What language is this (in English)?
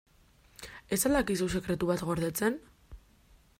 Basque